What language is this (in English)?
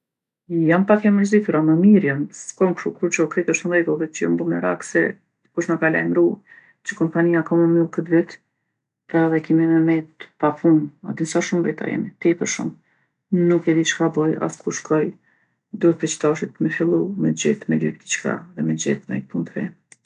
Gheg Albanian